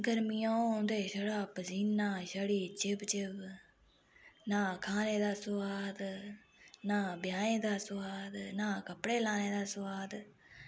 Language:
Dogri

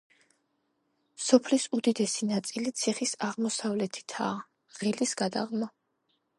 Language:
Georgian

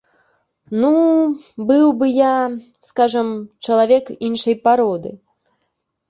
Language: Belarusian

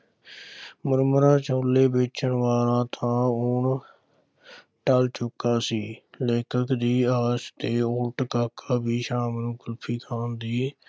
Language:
Punjabi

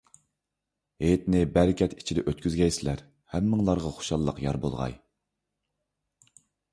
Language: Uyghur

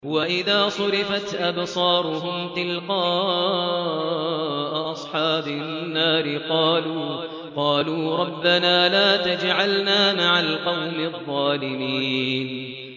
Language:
Arabic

